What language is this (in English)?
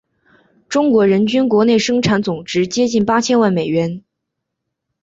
Chinese